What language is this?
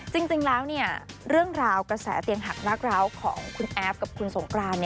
Thai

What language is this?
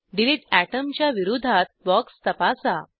Marathi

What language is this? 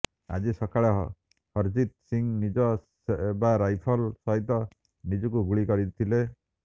Odia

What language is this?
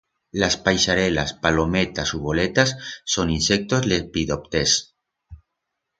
Aragonese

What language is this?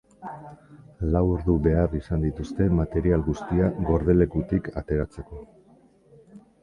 Basque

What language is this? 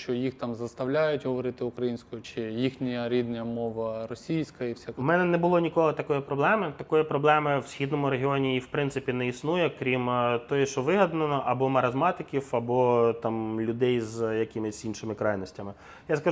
Ukrainian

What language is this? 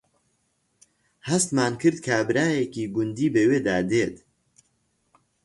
Central Kurdish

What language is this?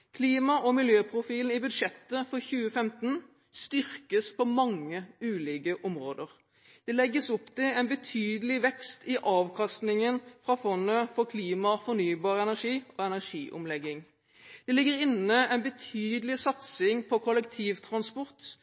Norwegian Bokmål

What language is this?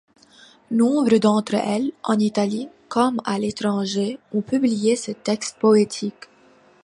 French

